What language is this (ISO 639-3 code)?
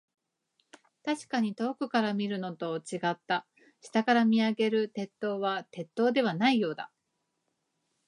jpn